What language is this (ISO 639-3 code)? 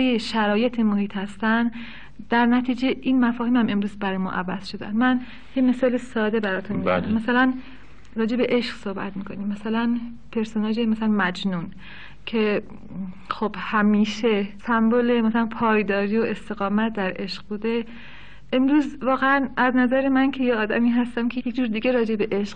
fas